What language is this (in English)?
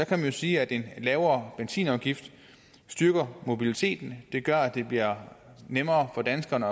Danish